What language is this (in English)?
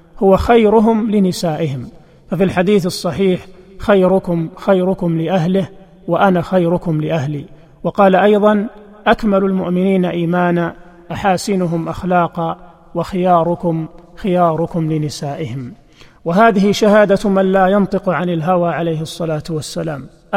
Arabic